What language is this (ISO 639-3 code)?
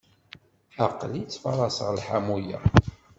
kab